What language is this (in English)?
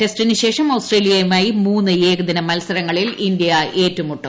Malayalam